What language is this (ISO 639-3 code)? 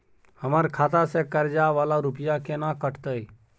mai